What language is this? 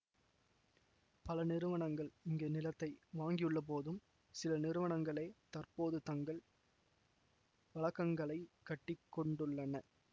Tamil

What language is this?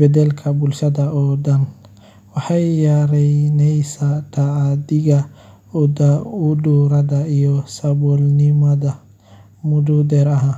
Somali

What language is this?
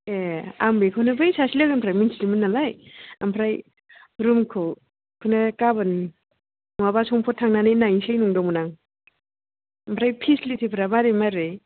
Bodo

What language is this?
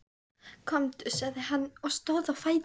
Icelandic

